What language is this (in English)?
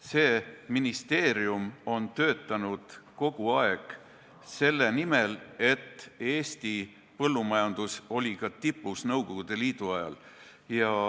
Estonian